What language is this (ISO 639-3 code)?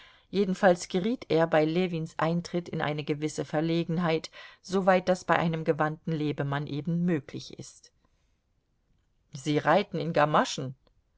deu